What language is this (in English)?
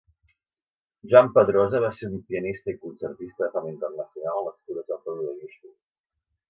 Catalan